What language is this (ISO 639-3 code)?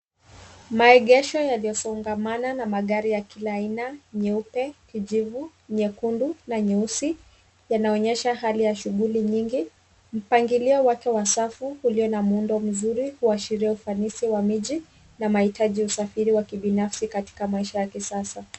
swa